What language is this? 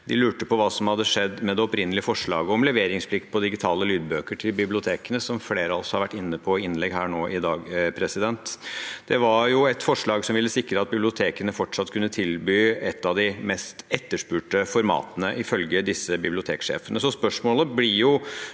Norwegian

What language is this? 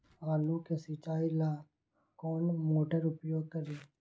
Magahi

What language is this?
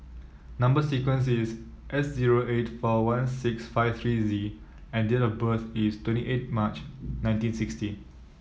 English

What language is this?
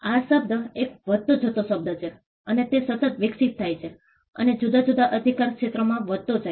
Gujarati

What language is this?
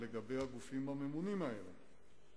Hebrew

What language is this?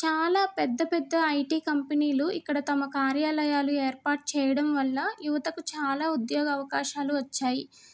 Telugu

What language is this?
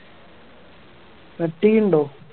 Malayalam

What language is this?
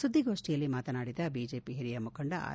Kannada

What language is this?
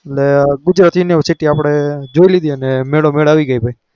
Gujarati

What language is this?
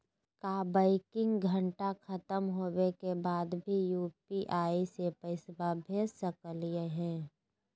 Magahi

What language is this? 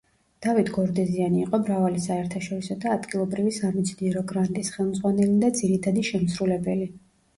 Georgian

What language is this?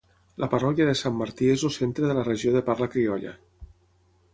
Catalan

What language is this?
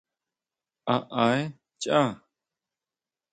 Huautla Mazatec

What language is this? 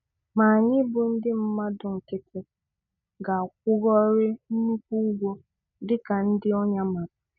Igbo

